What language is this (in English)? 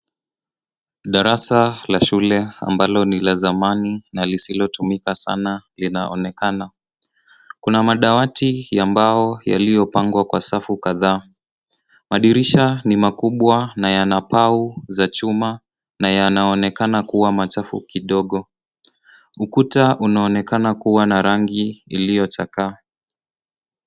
Swahili